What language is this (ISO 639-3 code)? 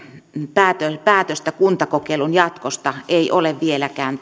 fin